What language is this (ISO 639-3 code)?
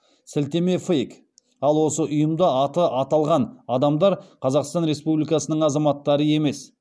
kaz